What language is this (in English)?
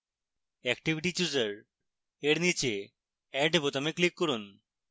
Bangla